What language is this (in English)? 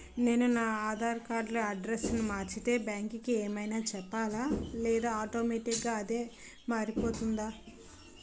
Telugu